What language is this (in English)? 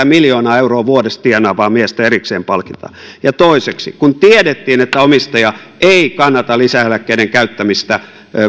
Finnish